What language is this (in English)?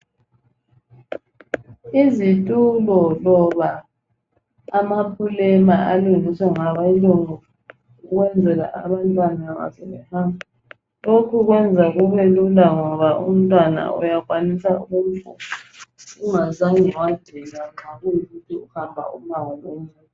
North Ndebele